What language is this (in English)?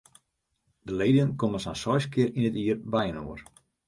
Western Frisian